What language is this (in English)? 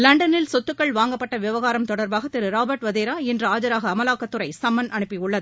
Tamil